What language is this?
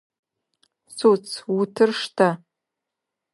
Adyghe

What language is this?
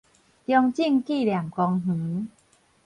Min Nan Chinese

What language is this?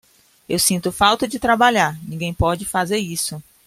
Portuguese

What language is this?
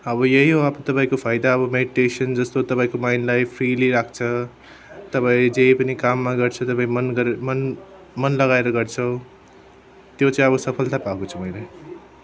Nepali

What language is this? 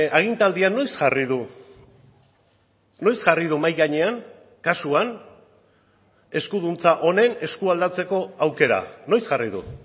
Basque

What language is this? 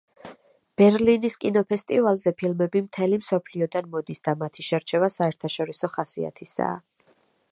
Georgian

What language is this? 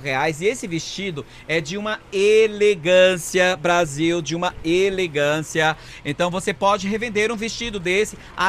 Portuguese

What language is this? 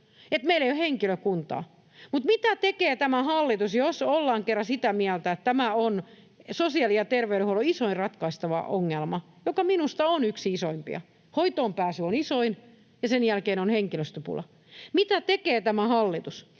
Finnish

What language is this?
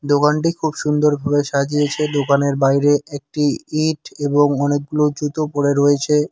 Bangla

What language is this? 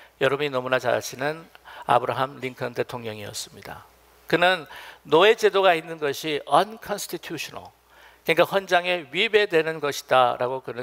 Korean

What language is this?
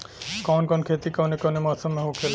Bhojpuri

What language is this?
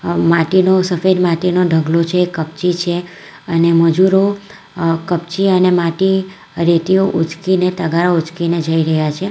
Gujarati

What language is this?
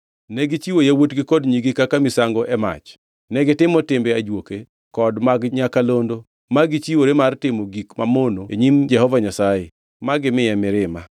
Luo (Kenya and Tanzania)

